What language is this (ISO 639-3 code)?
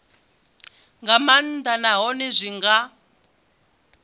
ven